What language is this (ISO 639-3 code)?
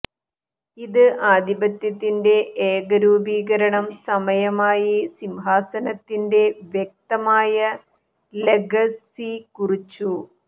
mal